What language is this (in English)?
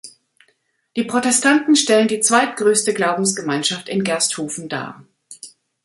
German